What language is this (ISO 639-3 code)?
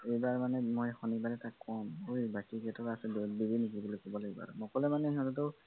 asm